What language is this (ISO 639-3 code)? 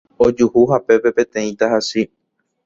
grn